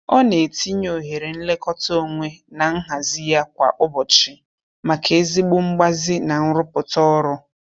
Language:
Igbo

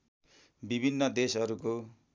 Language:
Nepali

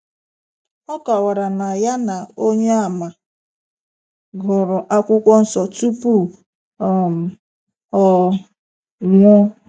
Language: Igbo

